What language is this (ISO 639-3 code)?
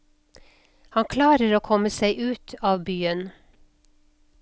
nor